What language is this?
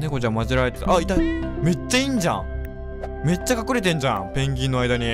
Japanese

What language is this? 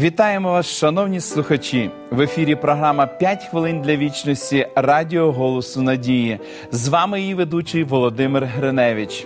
Ukrainian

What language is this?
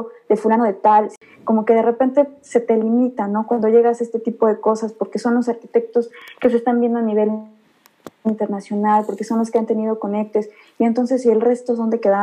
Spanish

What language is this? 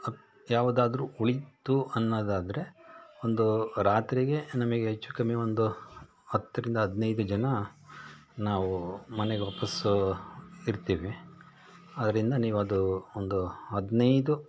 Kannada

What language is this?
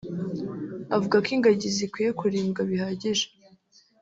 Kinyarwanda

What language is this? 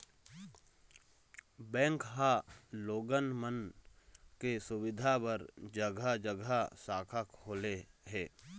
Chhattisgarhi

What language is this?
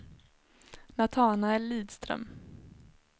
Swedish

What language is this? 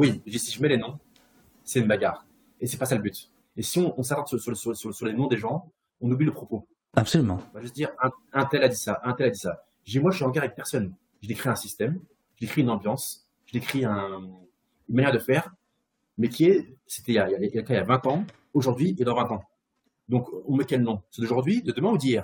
French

